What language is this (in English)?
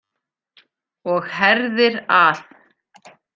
Icelandic